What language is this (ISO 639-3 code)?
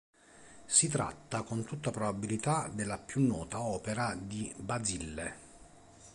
ita